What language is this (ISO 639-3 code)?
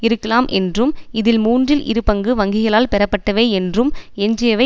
tam